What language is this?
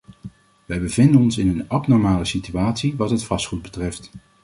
Dutch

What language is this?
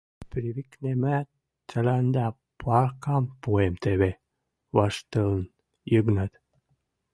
Western Mari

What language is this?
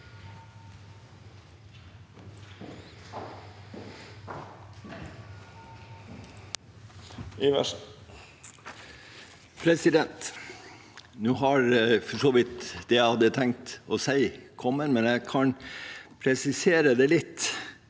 Norwegian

